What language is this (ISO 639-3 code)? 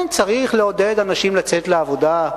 heb